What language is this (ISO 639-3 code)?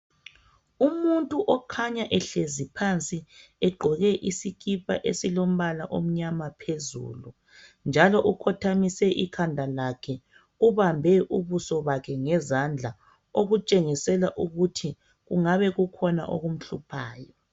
nde